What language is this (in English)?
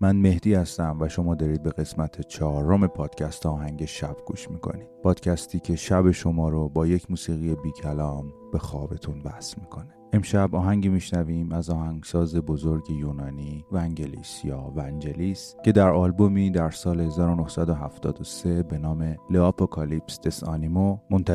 Persian